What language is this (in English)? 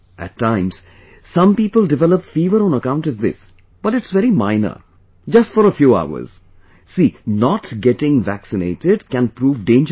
English